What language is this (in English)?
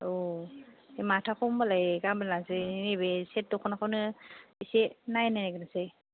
Bodo